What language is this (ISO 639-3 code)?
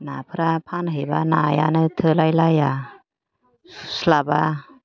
brx